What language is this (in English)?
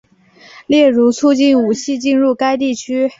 Chinese